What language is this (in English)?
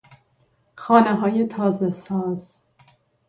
Persian